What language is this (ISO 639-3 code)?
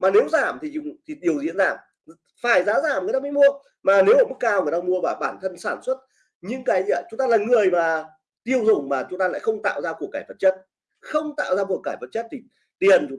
vie